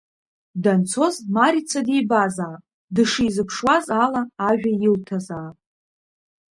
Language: Abkhazian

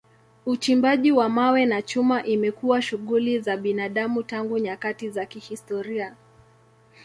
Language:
Swahili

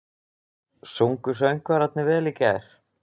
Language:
Icelandic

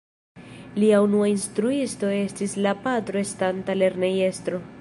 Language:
Esperanto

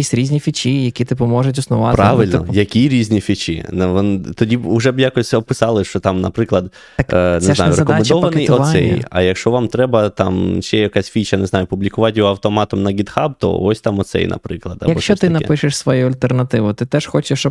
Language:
Ukrainian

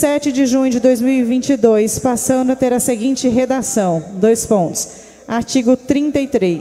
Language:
Portuguese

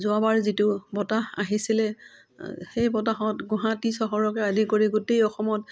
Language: Assamese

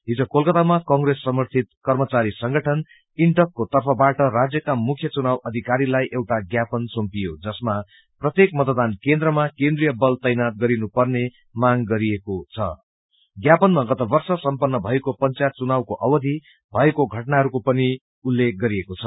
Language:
Nepali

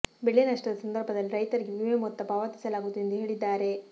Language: Kannada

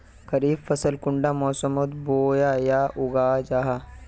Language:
Magahi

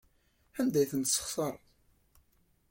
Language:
Kabyle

